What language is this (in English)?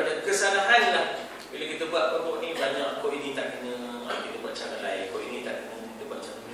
Malay